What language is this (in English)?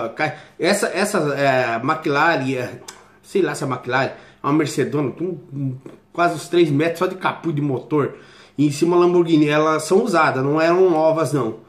Portuguese